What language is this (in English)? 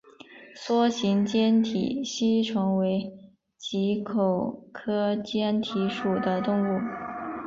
Chinese